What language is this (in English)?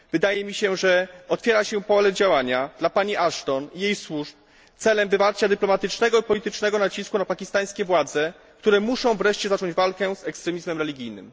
Polish